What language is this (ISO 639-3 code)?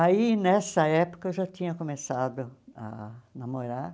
por